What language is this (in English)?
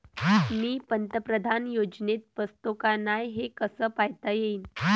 Marathi